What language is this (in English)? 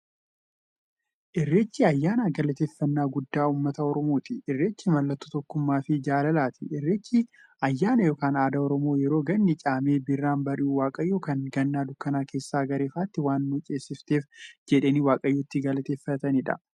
Oromo